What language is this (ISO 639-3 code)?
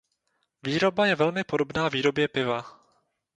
ces